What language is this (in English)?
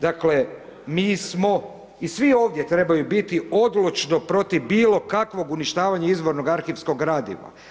Croatian